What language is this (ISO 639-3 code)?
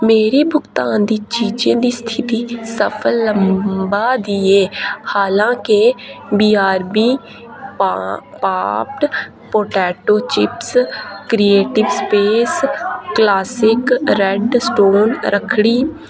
doi